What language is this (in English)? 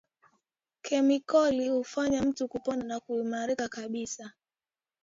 Swahili